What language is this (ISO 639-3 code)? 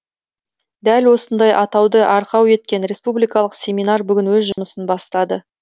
kaz